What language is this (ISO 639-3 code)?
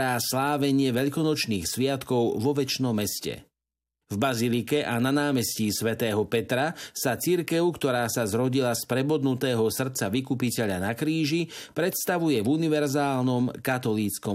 slk